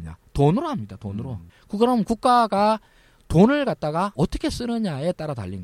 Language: Korean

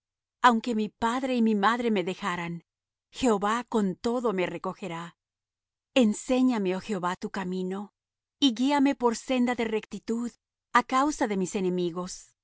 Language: Spanish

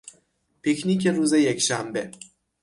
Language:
Persian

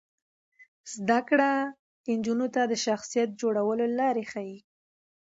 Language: Pashto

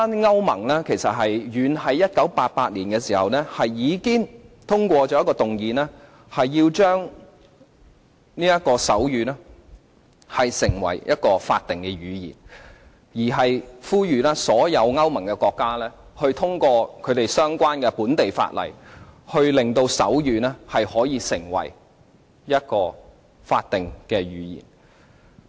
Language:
Cantonese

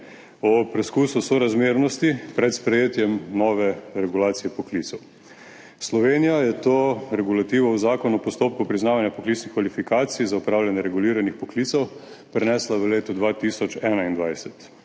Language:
Slovenian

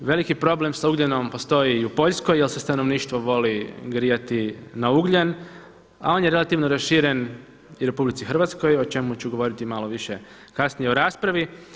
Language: Croatian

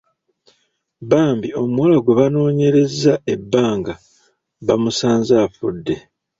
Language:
Ganda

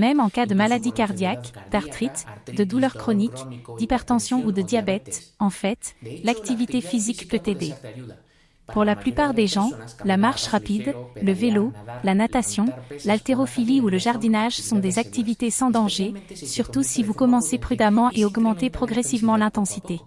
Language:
French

